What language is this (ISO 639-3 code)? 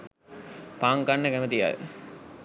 sin